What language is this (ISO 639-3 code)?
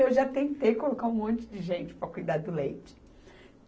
por